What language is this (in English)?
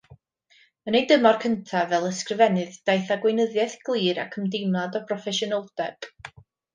Welsh